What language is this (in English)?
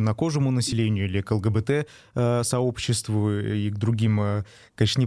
Russian